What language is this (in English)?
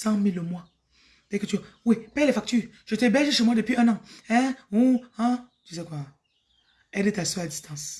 French